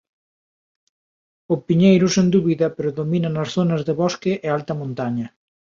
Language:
Galician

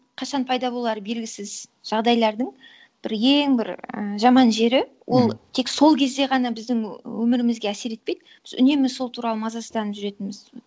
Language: Kazakh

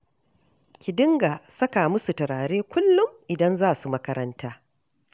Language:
Hausa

